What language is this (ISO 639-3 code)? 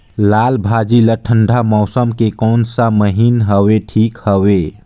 hne